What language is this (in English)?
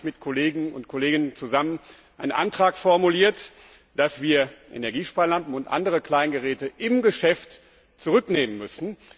German